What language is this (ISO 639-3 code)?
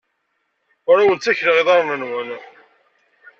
kab